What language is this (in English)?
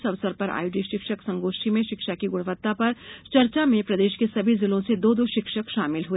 Hindi